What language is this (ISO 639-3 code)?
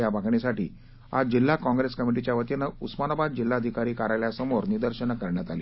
mar